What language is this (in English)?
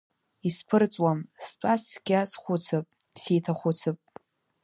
Abkhazian